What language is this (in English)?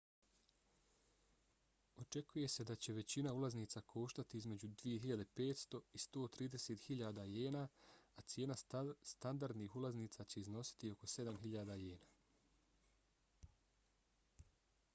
Bosnian